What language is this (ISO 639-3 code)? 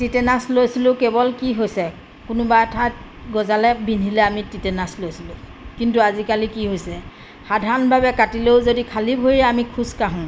asm